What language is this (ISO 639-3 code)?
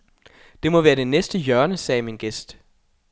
dan